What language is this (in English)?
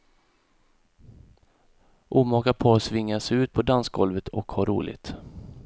Swedish